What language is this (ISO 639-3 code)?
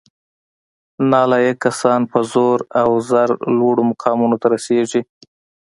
pus